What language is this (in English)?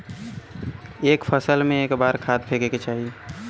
Bhojpuri